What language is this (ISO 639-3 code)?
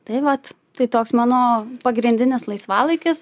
lit